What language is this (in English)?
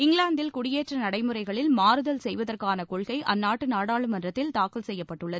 Tamil